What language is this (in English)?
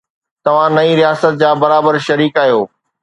Sindhi